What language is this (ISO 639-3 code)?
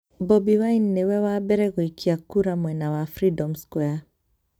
kik